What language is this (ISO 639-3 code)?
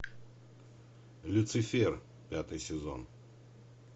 rus